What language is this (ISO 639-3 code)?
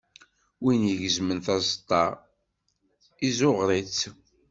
kab